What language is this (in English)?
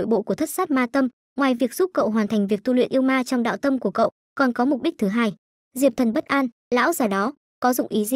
Vietnamese